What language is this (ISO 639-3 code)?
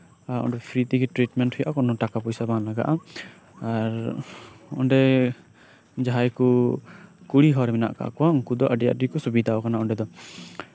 sat